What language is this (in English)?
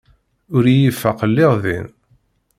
Kabyle